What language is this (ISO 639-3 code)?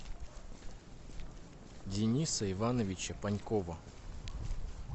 rus